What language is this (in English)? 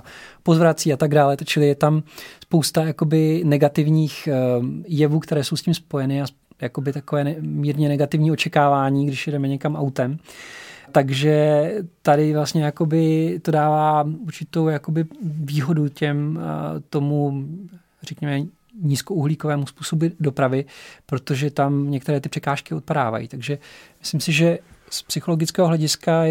Czech